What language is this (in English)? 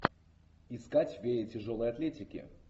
Russian